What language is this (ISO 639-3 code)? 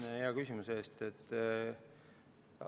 est